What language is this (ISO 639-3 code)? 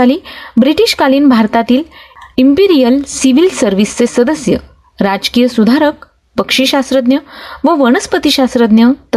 mar